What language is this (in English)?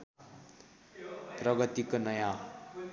Nepali